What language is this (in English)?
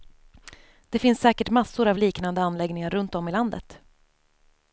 Swedish